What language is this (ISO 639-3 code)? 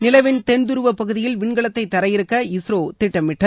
tam